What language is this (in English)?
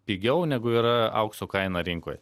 Lithuanian